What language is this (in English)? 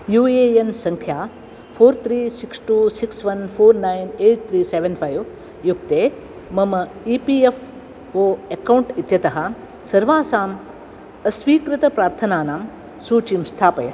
Sanskrit